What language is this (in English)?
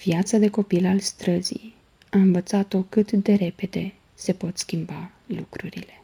Romanian